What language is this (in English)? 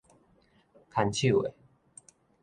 Min Nan Chinese